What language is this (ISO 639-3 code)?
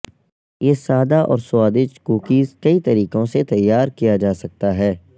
urd